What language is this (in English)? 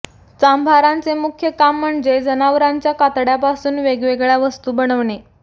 Marathi